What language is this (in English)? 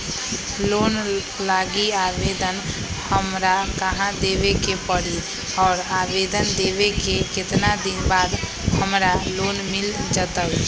Magahi